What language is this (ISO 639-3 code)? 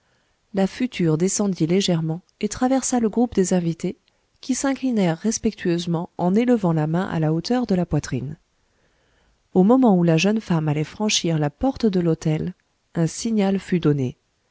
fra